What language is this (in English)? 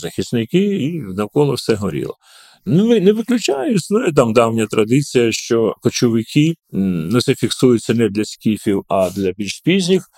Ukrainian